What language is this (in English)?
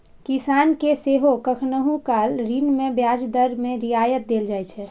Maithili